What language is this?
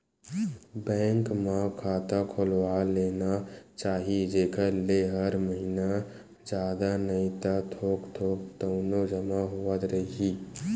Chhattisgarhi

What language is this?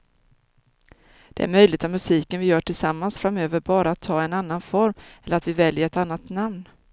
Swedish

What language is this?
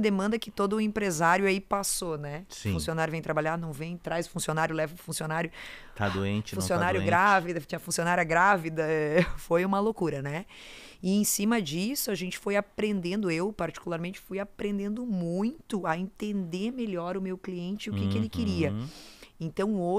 Portuguese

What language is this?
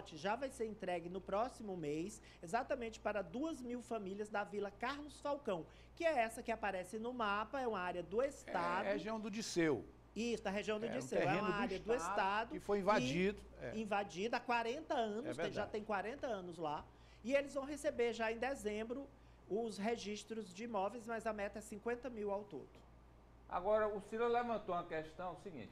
Portuguese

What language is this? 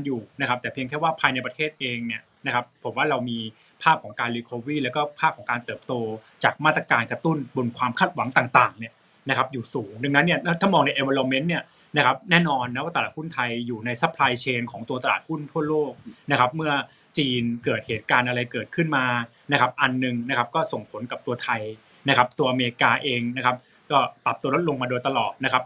Thai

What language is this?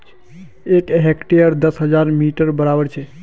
Magahi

